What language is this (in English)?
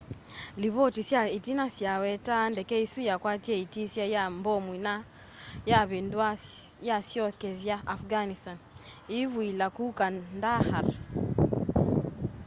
Kamba